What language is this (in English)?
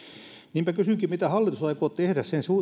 Finnish